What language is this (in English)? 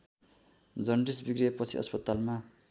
Nepali